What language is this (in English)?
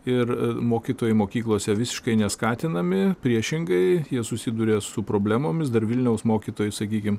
Lithuanian